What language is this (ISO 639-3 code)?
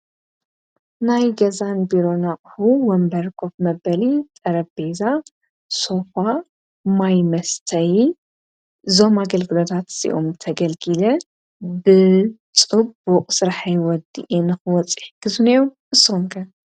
tir